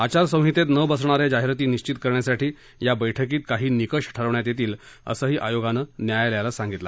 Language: Marathi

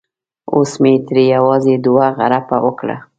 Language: Pashto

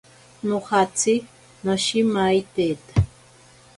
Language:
Ashéninka Perené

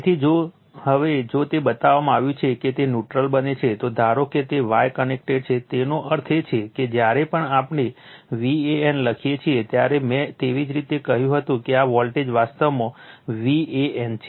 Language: Gujarati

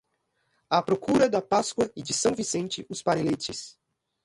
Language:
Portuguese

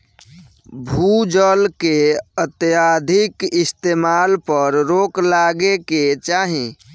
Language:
Bhojpuri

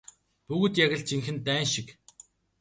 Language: Mongolian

